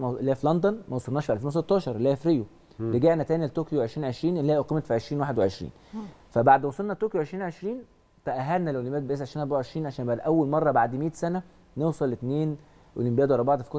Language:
Arabic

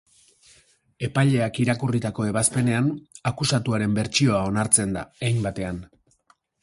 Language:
Basque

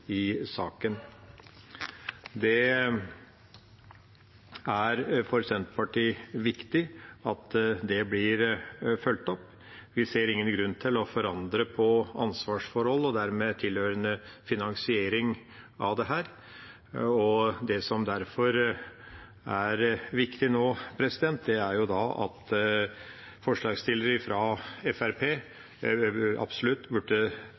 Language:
Norwegian Bokmål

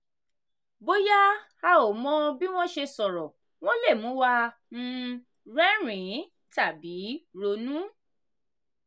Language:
Yoruba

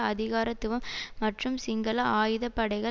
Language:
Tamil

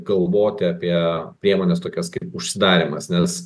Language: Lithuanian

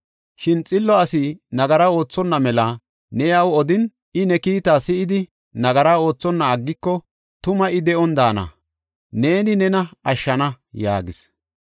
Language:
Gofa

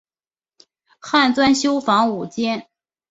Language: Chinese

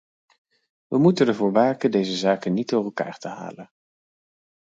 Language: Dutch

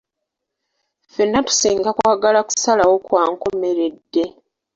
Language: Ganda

